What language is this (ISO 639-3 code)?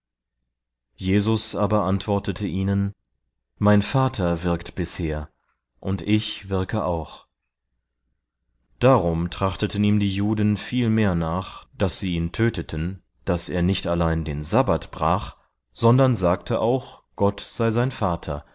deu